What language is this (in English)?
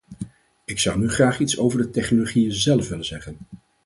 Dutch